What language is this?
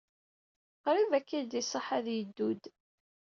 Kabyle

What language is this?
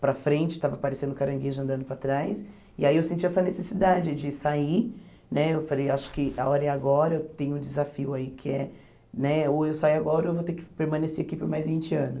Portuguese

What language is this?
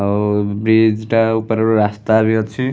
Odia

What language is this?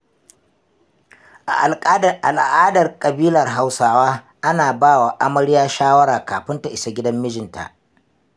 Hausa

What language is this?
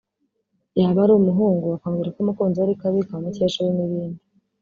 Kinyarwanda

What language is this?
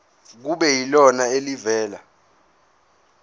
Zulu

